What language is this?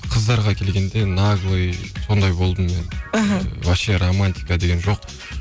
Kazakh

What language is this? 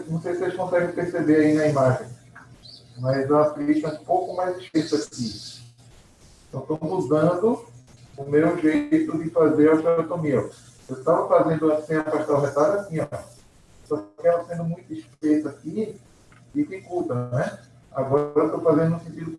Portuguese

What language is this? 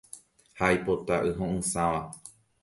Guarani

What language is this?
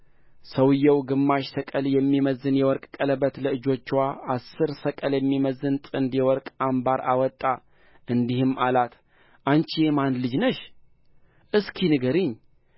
Amharic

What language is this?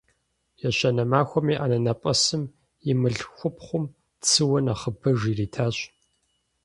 Kabardian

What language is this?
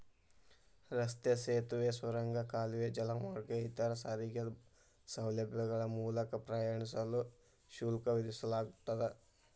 Kannada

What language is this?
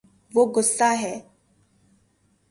Urdu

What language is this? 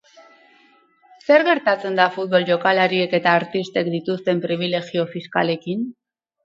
Basque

